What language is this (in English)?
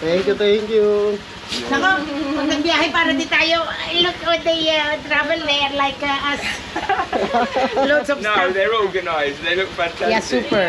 Filipino